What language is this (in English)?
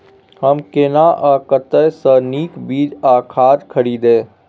Maithili